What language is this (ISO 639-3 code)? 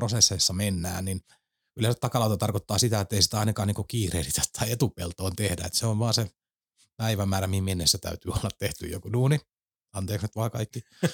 fin